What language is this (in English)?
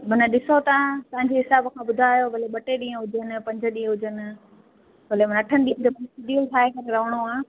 Sindhi